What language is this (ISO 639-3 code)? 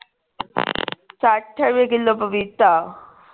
pan